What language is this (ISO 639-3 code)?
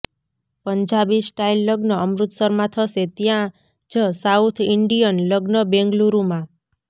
guj